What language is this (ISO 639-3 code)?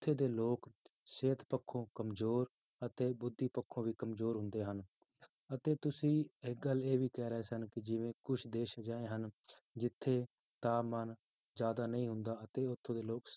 pan